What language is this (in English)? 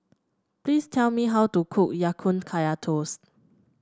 English